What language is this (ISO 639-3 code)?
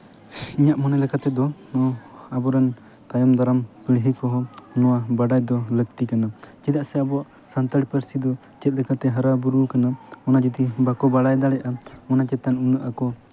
sat